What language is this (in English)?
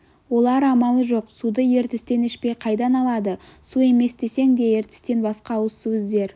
Kazakh